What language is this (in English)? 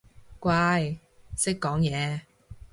Cantonese